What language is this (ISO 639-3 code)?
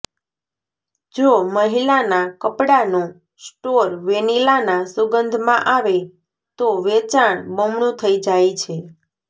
guj